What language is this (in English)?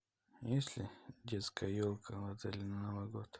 Russian